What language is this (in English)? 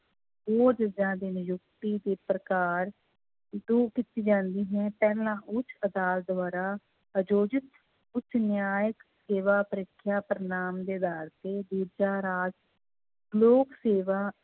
Punjabi